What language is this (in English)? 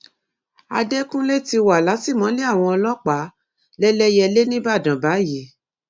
Yoruba